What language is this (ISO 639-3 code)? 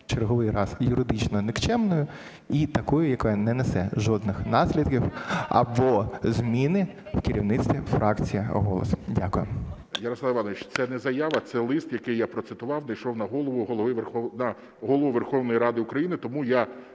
ukr